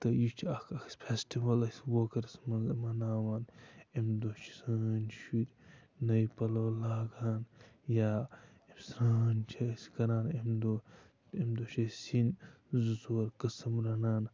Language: Kashmiri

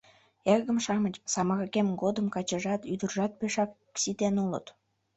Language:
Mari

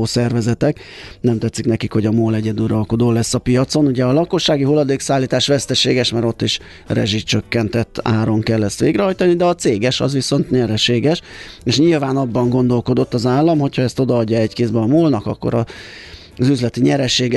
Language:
Hungarian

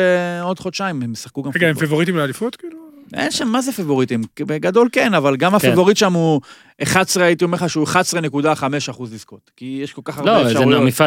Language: Hebrew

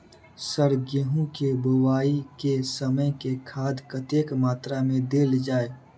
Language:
Maithili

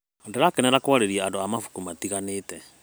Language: Kikuyu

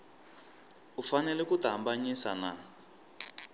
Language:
Tsonga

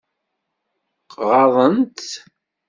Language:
Kabyle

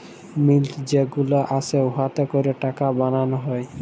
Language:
Bangla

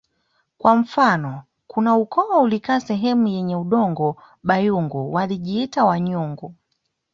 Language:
Swahili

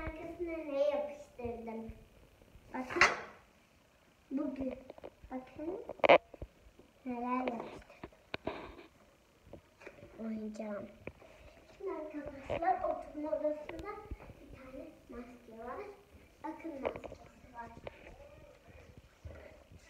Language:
Turkish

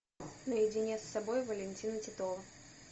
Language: Russian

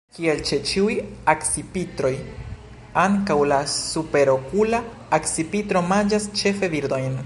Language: Esperanto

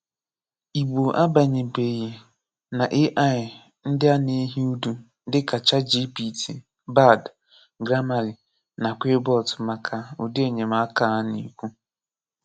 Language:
Igbo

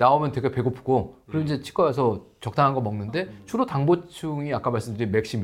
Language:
Korean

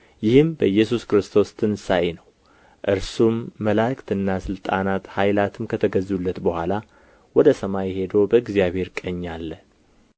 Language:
Amharic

